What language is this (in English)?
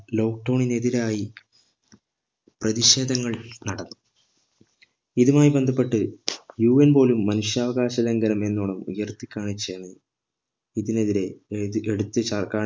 Malayalam